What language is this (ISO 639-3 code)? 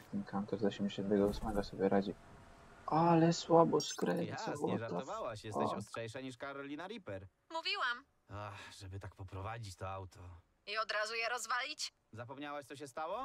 pol